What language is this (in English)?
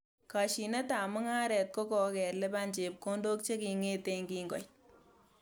Kalenjin